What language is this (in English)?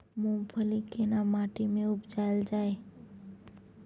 Maithili